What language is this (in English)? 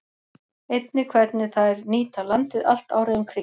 Icelandic